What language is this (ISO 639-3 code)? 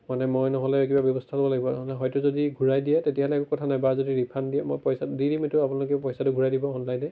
asm